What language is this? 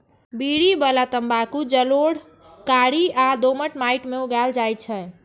Maithili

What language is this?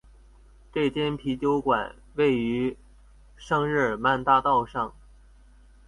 Chinese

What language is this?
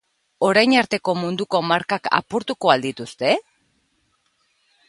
Basque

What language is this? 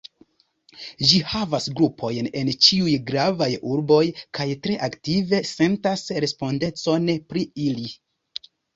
Esperanto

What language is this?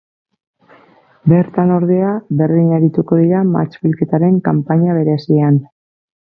Basque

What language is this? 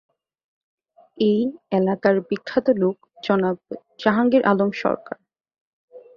Bangla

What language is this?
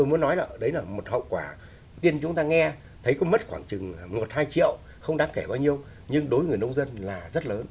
Vietnamese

